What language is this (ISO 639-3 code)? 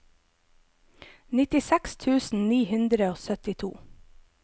nor